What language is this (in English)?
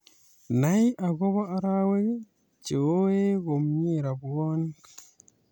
Kalenjin